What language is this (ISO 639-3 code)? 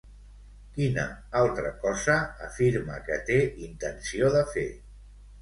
cat